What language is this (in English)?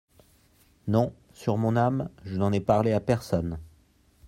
French